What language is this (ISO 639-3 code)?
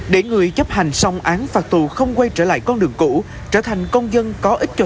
vie